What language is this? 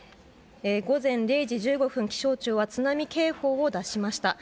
Japanese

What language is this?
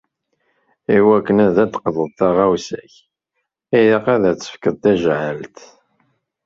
Kabyle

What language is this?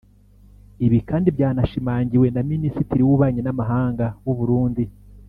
Kinyarwanda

